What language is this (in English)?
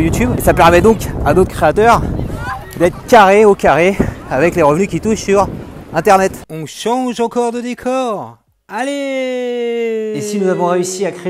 French